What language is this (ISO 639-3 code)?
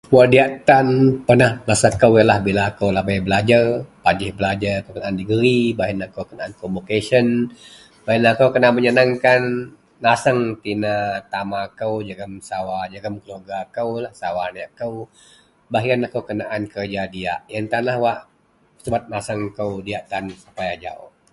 mel